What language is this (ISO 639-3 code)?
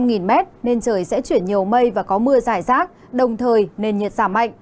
vie